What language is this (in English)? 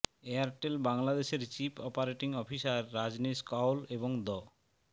Bangla